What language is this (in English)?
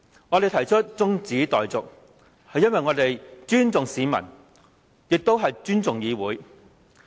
Cantonese